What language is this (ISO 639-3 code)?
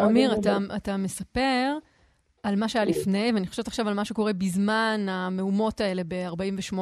heb